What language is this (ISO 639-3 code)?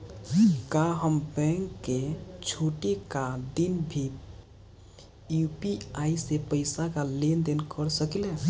bho